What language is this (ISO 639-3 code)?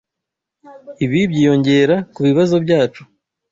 kin